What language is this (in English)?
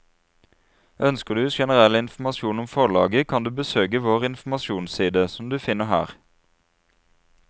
Norwegian